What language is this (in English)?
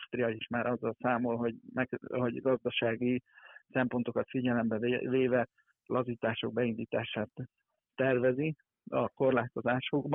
Hungarian